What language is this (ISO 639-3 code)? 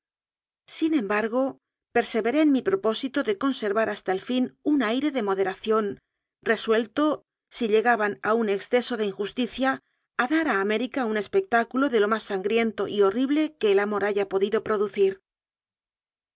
spa